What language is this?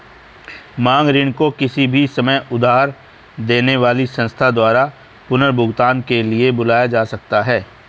Hindi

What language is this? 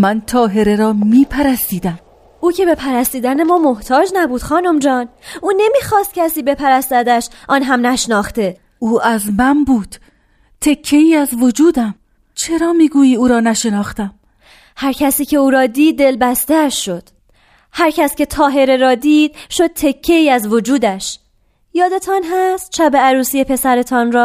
Persian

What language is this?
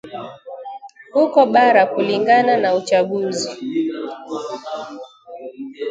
Swahili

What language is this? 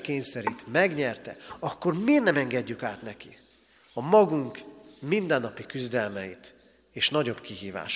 Hungarian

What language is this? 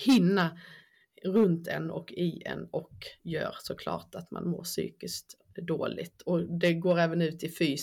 Swedish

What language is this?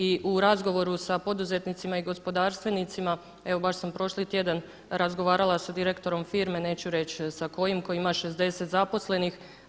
Croatian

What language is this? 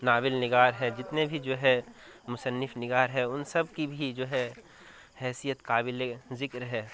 Urdu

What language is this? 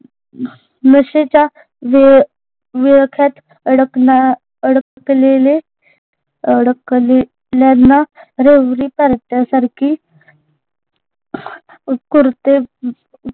Marathi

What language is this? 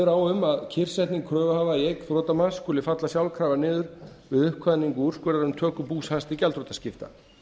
Icelandic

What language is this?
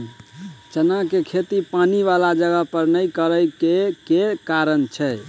Maithili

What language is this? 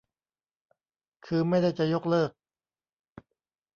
Thai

